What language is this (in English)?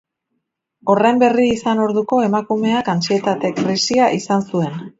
Basque